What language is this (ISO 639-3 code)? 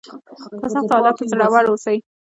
pus